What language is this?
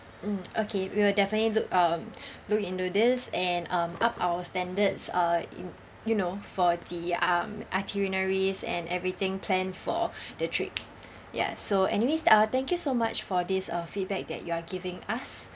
English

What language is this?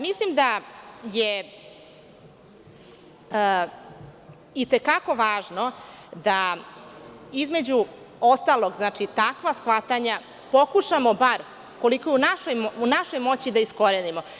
Serbian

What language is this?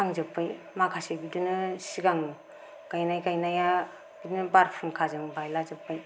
Bodo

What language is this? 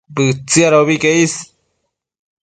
Matsés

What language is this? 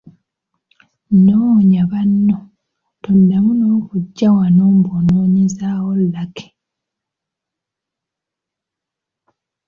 Ganda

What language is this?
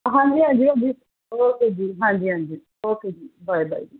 Punjabi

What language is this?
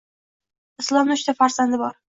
Uzbek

